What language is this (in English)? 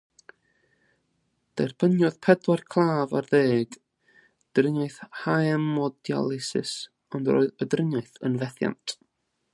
Welsh